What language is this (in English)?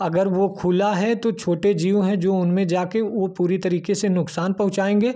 Hindi